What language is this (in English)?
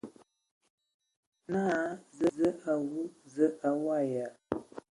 Ewondo